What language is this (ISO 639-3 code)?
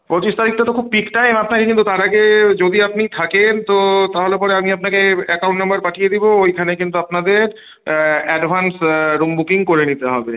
ben